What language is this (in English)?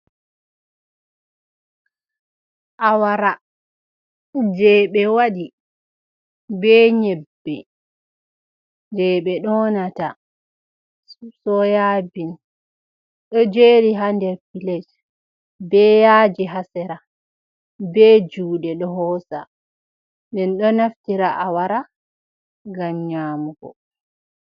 Fula